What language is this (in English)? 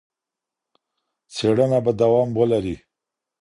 Pashto